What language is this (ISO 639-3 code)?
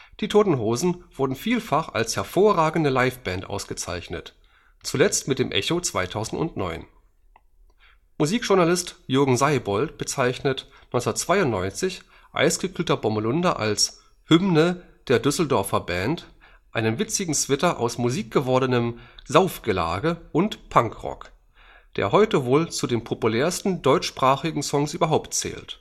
deu